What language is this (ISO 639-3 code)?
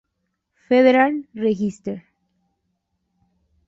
spa